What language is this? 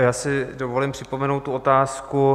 Czech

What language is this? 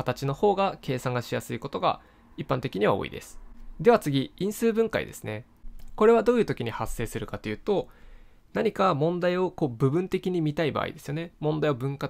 Japanese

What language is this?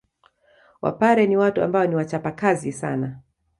Swahili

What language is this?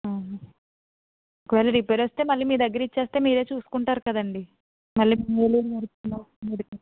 Telugu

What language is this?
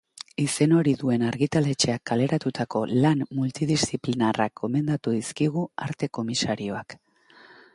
Basque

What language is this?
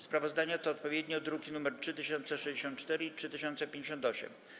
Polish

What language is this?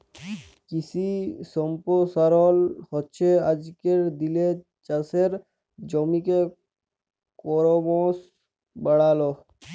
Bangla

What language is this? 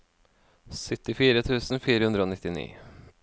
Norwegian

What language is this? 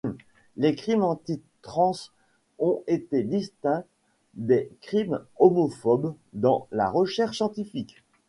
French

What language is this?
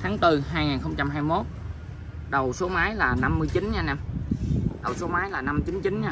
Vietnamese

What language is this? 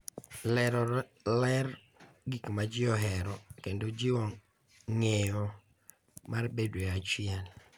Luo (Kenya and Tanzania)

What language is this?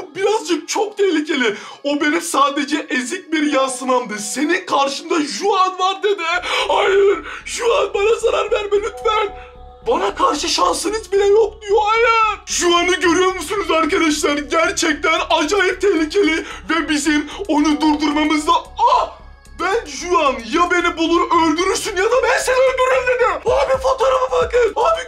Turkish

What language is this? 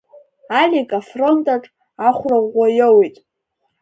Abkhazian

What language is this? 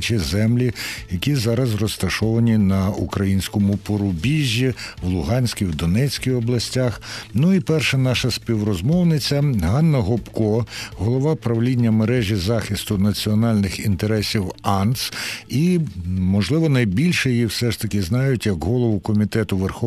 Ukrainian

